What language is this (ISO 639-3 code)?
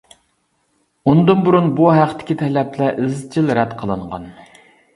uig